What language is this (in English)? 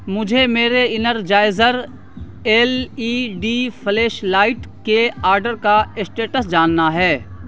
Urdu